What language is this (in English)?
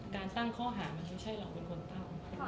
Thai